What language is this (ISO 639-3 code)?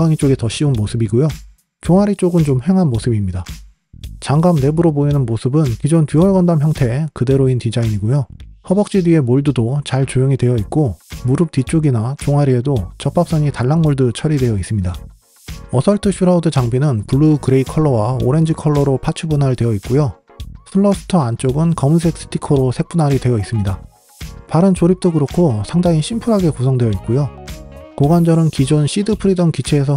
kor